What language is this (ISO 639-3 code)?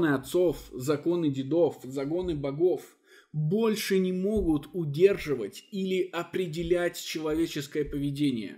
rus